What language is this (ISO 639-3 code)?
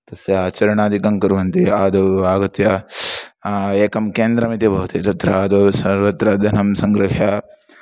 san